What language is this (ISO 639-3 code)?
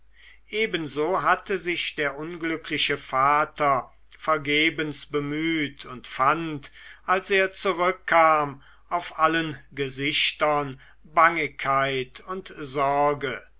deu